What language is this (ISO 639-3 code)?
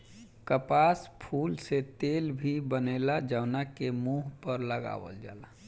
bho